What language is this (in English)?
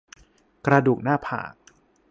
Thai